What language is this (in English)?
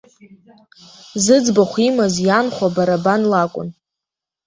Abkhazian